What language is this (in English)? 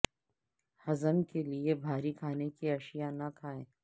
Urdu